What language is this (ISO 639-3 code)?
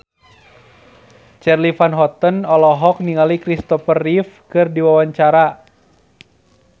sun